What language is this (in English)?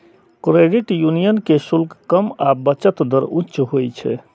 Maithili